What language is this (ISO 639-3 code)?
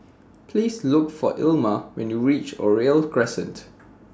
eng